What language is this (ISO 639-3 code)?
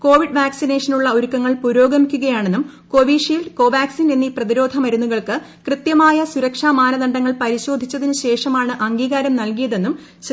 mal